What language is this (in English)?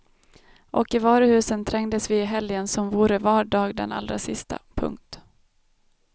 Swedish